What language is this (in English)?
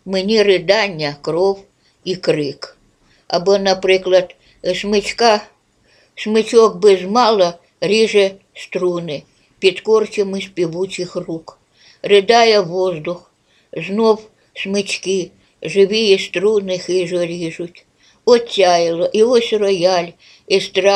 Ukrainian